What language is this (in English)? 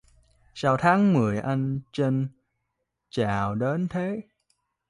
Vietnamese